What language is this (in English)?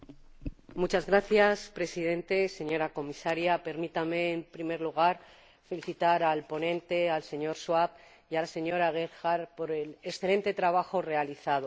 Spanish